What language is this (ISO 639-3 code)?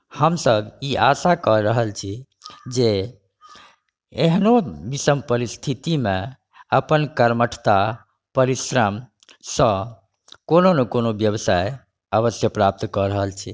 mai